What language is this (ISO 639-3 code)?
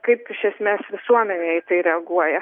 lit